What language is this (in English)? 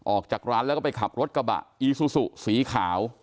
Thai